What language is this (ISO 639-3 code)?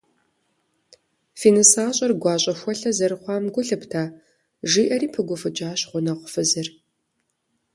kbd